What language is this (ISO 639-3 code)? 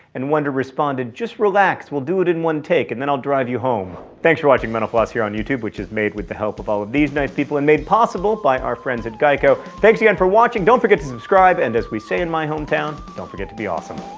eng